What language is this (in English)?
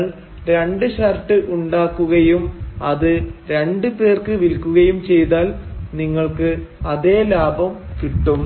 Malayalam